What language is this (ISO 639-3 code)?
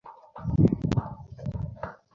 ben